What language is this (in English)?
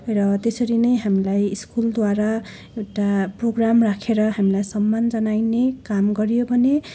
Nepali